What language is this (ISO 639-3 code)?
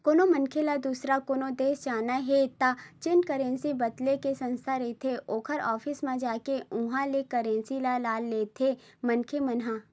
hne